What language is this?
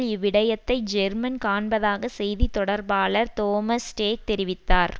Tamil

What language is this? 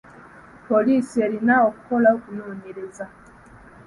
Ganda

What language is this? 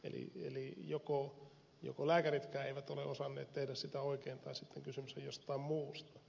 Finnish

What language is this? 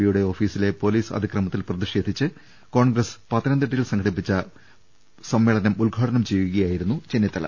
Malayalam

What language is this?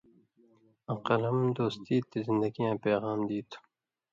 Indus Kohistani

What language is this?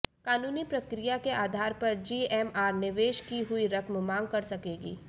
Hindi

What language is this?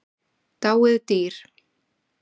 Icelandic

